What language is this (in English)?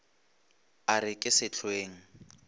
Northern Sotho